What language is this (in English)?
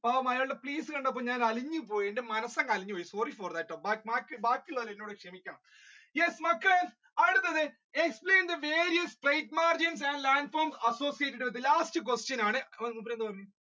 Malayalam